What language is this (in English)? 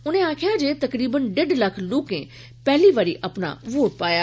Dogri